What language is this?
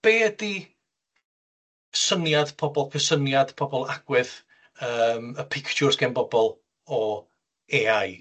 Welsh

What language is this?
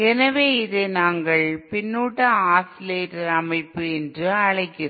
Tamil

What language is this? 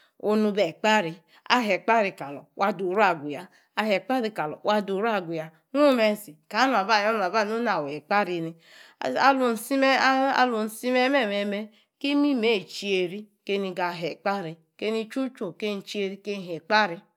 Yace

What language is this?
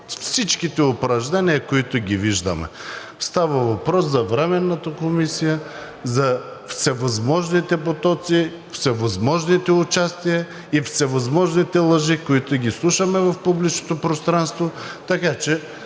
Bulgarian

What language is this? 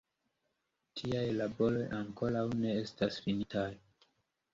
Esperanto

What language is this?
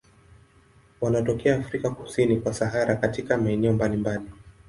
Swahili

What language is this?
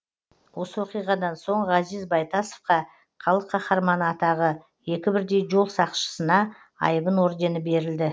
Kazakh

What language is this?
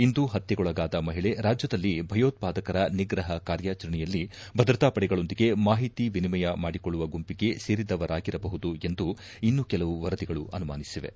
Kannada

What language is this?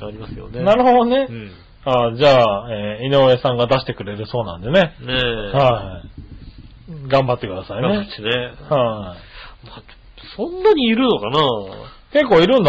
Japanese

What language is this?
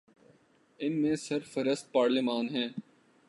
Urdu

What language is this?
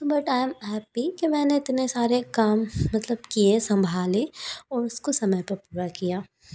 Hindi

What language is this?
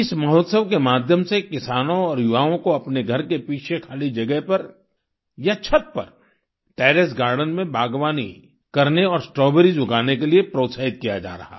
Hindi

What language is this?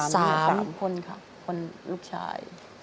Thai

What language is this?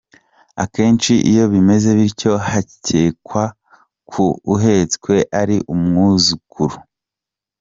Kinyarwanda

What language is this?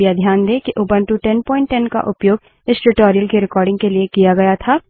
Hindi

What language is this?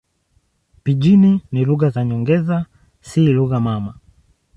Swahili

